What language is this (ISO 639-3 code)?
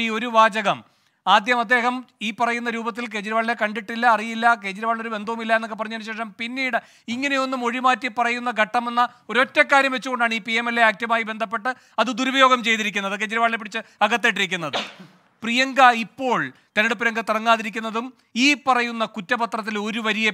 mal